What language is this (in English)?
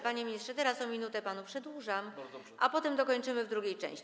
Polish